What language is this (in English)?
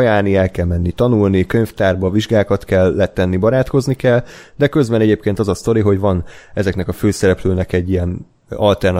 Hungarian